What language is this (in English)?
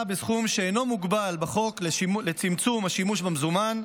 Hebrew